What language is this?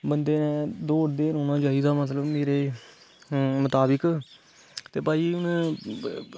Dogri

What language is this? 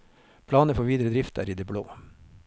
Norwegian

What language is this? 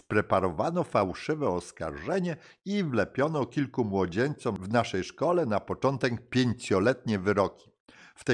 Polish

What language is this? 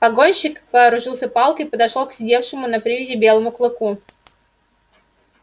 Russian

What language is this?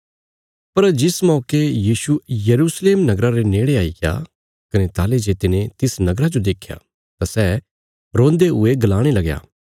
Bilaspuri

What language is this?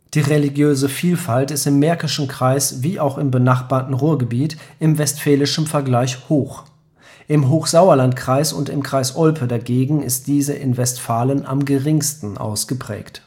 German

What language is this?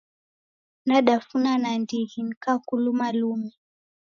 Taita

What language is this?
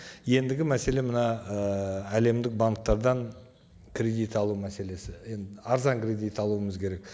Kazakh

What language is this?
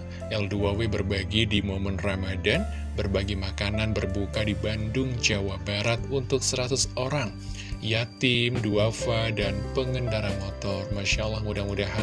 Indonesian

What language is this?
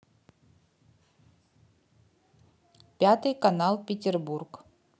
Russian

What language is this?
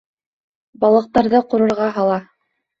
Bashkir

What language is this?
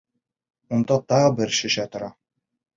Bashkir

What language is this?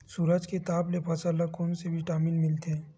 Chhattisgarhi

